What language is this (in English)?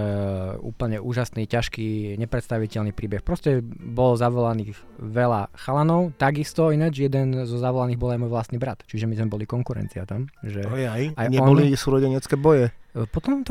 Slovak